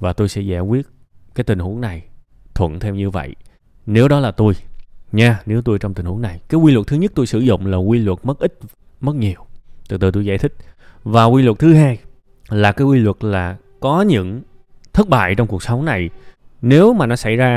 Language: Vietnamese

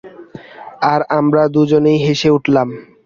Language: Bangla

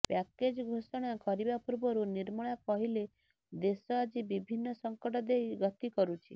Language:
Odia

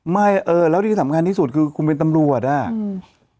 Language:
Thai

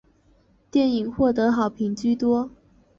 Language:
Chinese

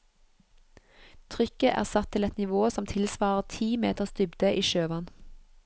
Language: Norwegian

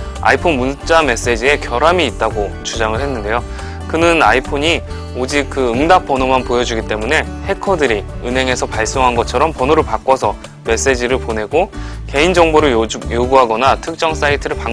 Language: Korean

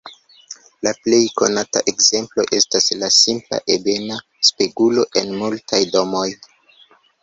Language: Esperanto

